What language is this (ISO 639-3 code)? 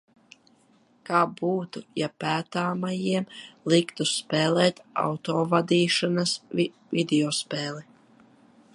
lav